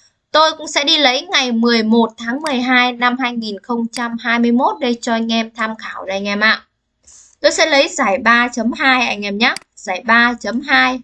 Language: Vietnamese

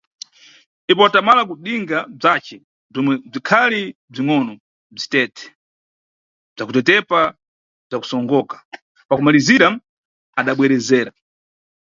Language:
Nyungwe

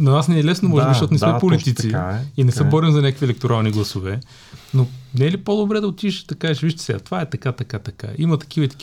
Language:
Bulgarian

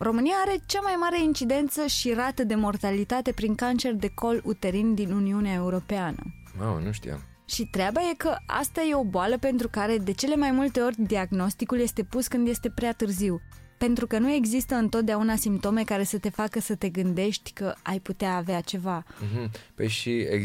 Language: Romanian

